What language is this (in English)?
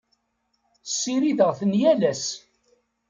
Kabyle